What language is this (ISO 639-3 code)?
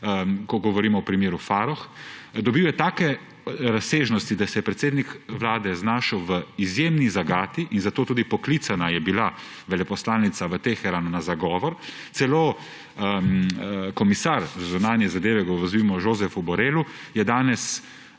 slv